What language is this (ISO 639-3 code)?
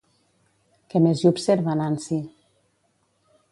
cat